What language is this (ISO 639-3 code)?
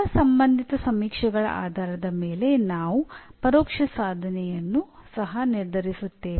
kan